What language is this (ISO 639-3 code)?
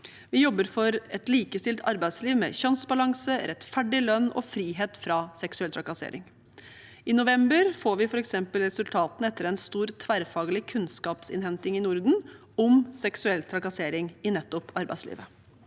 nor